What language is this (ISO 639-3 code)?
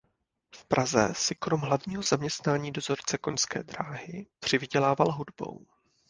ces